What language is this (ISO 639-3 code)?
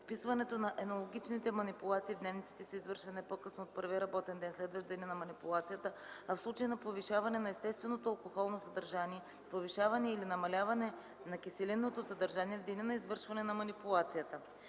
bul